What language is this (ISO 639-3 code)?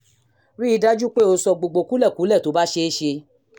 yor